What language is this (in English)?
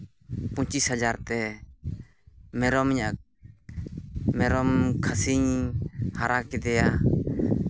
Santali